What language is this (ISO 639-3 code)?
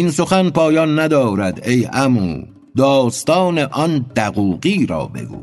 fas